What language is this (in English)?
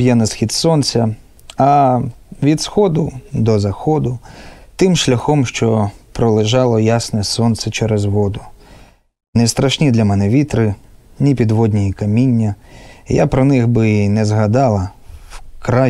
Ukrainian